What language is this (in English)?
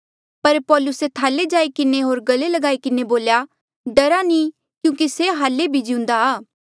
Mandeali